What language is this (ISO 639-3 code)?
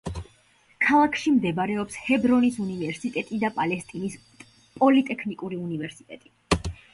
kat